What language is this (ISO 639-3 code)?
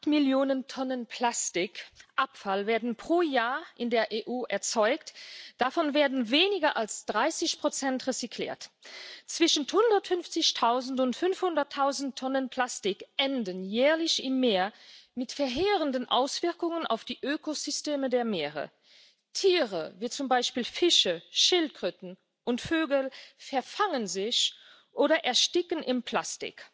deu